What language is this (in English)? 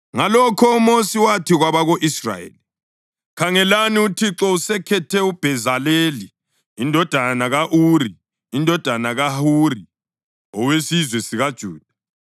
North Ndebele